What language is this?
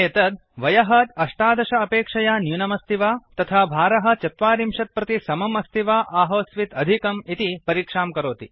Sanskrit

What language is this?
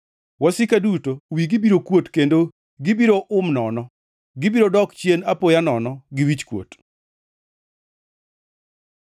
Luo (Kenya and Tanzania)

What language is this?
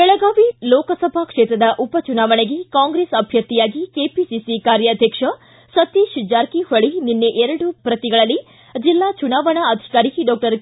Kannada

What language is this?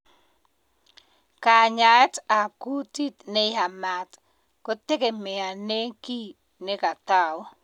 Kalenjin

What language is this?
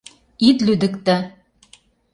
Mari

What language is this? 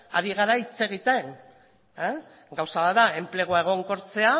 Basque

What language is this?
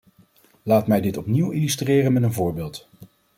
Dutch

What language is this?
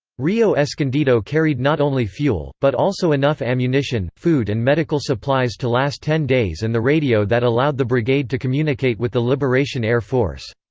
English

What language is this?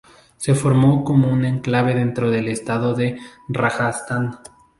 Spanish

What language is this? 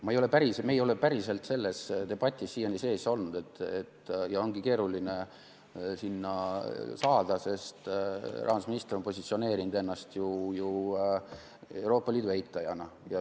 Estonian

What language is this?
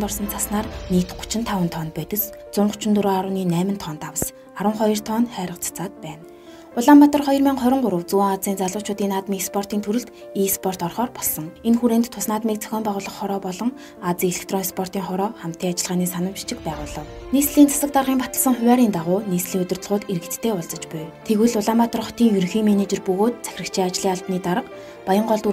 Romanian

